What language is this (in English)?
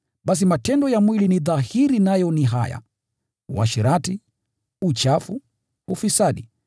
Swahili